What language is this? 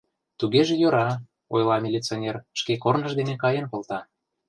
Mari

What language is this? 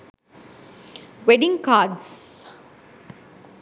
Sinhala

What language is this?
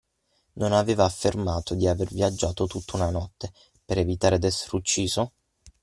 Italian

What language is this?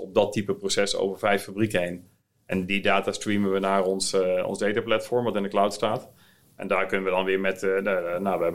Dutch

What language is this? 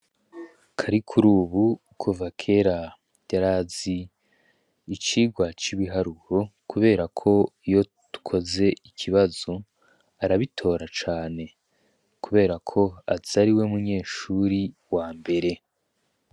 Rundi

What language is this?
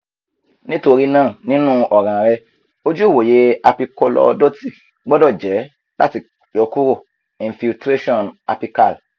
Yoruba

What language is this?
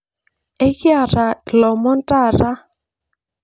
Masai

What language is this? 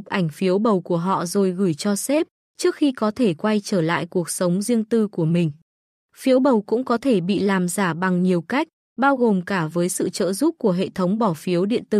Vietnamese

